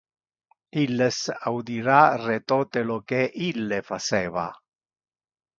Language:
Interlingua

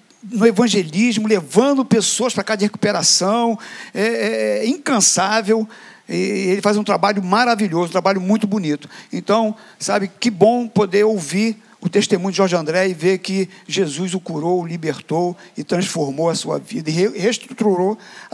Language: Portuguese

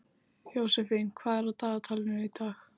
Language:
Icelandic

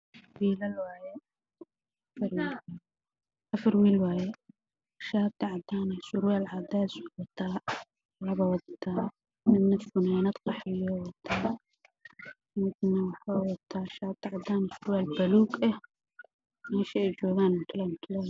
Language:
Somali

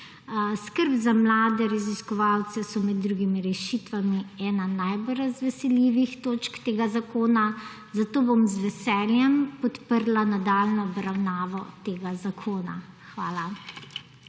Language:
Slovenian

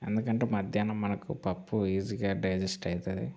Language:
Telugu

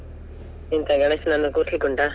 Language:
Kannada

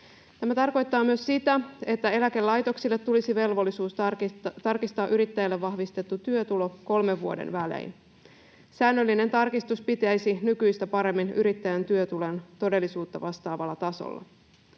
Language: Finnish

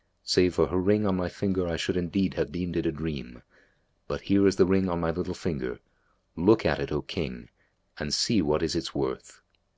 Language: English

